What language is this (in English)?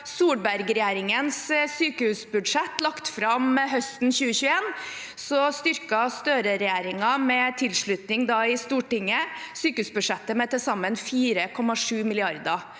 Norwegian